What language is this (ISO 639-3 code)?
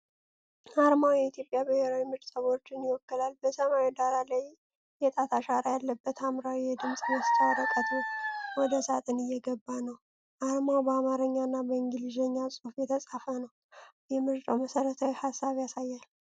amh